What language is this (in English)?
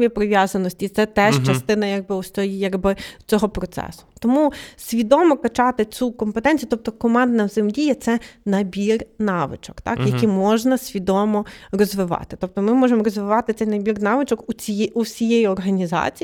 Ukrainian